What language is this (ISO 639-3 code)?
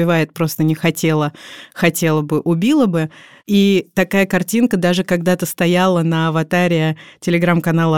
rus